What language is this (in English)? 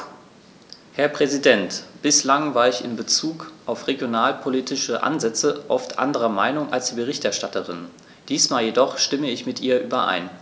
German